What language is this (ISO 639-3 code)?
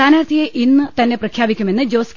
mal